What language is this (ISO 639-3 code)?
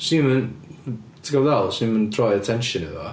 cym